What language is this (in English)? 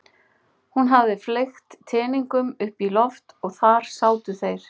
Icelandic